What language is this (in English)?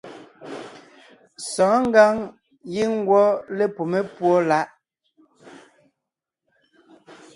Ngiemboon